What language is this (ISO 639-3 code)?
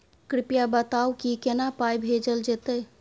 mai